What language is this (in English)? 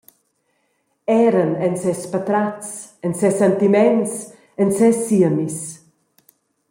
Romansh